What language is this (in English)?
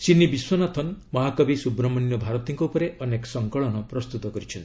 Odia